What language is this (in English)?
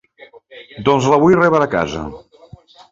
Catalan